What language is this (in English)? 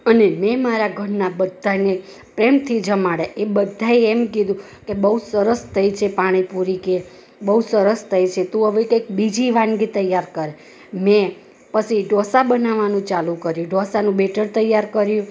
Gujarati